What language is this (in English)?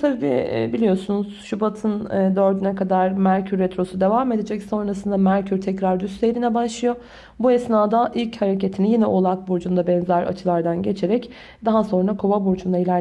Turkish